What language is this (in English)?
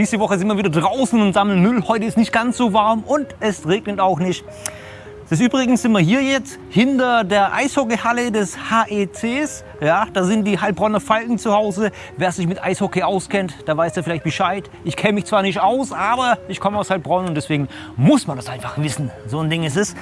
German